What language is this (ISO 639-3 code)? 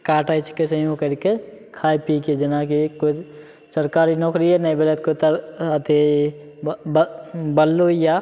mai